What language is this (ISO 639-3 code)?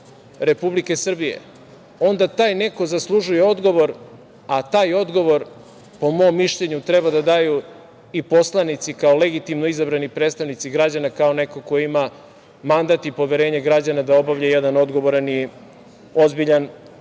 srp